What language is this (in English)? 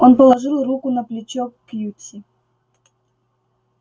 Russian